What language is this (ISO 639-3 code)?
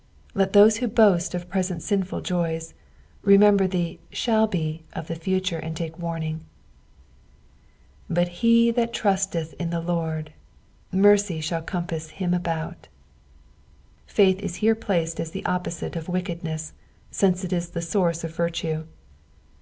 eng